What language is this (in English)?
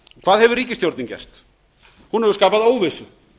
Icelandic